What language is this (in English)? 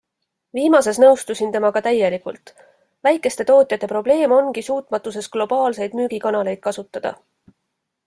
Estonian